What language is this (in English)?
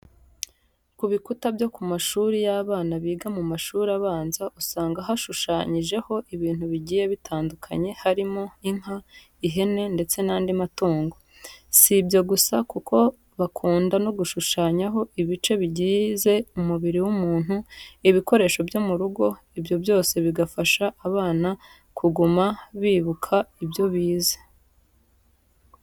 Kinyarwanda